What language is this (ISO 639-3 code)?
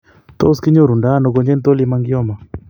kln